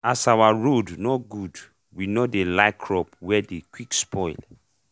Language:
Nigerian Pidgin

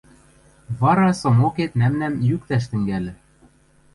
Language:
Western Mari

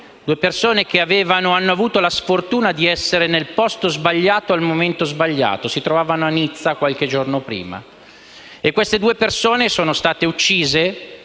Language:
Italian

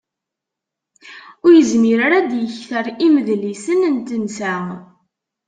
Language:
Kabyle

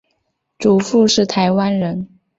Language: Chinese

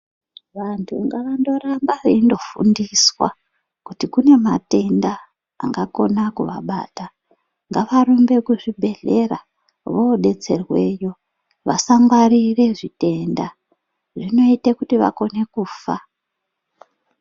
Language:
Ndau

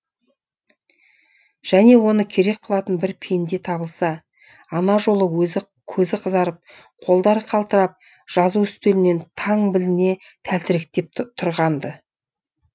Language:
Kazakh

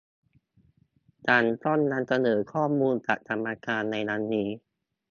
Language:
Thai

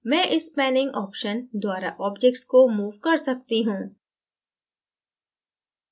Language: Hindi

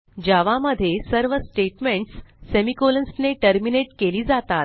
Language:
Marathi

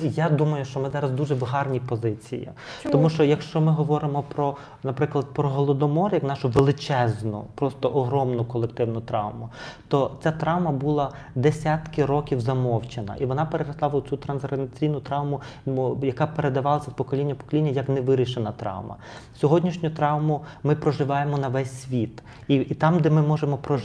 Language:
Ukrainian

